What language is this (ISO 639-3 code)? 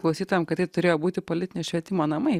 lit